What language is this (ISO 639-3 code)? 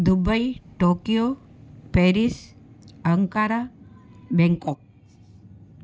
snd